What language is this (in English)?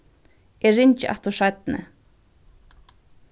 Faroese